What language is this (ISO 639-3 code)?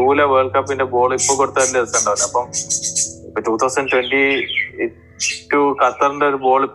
mal